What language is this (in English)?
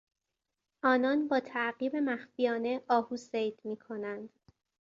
Persian